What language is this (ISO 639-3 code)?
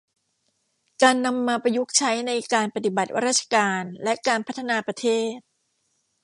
tha